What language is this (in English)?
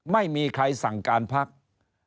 Thai